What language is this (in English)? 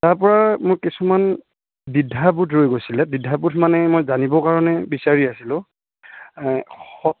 Assamese